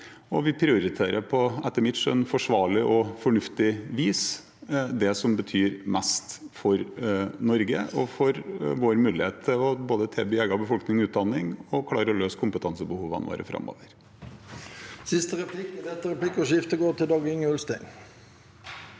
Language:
Norwegian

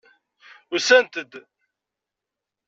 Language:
Kabyle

